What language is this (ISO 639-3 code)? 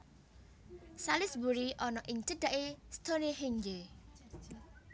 jav